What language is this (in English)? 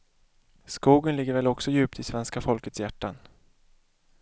Swedish